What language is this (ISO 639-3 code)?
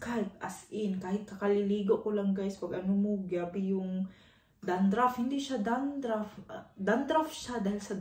fil